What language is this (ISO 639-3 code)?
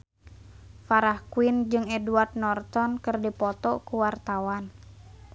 sun